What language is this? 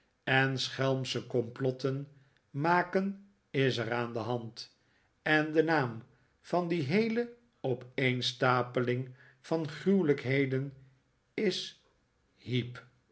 Dutch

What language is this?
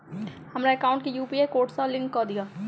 Maithili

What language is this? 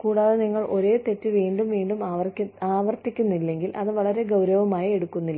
Malayalam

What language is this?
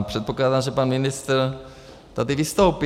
Czech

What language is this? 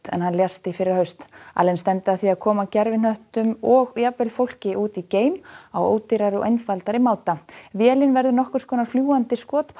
Icelandic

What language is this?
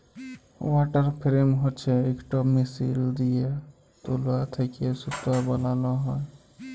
Bangla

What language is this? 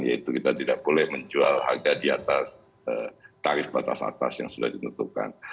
Indonesian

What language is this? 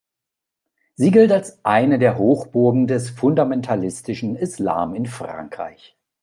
German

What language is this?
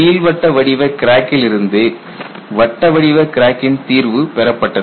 Tamil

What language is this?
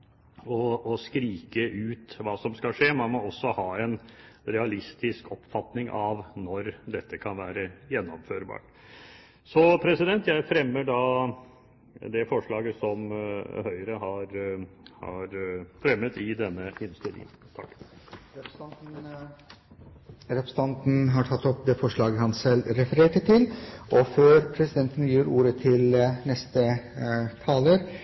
Norwegian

